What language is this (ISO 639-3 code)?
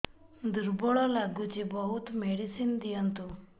ori